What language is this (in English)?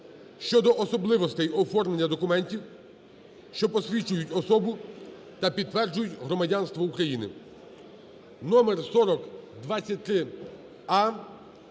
Ukrainian